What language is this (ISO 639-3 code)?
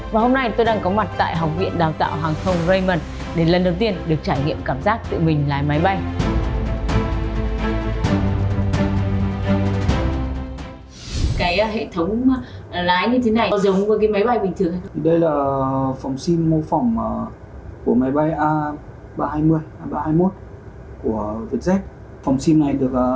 vie